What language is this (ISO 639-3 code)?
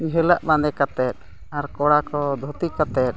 sat